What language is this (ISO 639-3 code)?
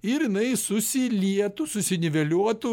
lit